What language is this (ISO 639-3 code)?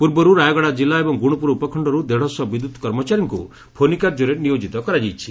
ori